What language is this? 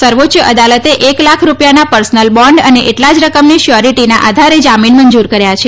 Gujarati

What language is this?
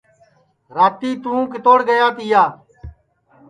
Sansi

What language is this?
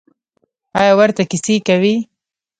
Pashto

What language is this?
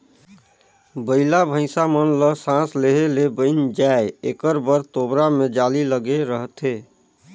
Chhattisgarhi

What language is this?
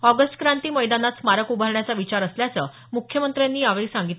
Marathi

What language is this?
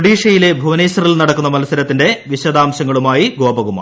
Malayalam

